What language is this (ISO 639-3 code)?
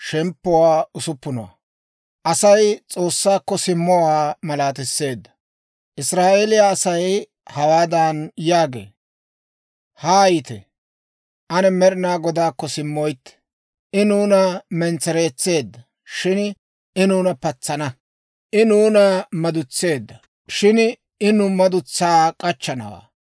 dwr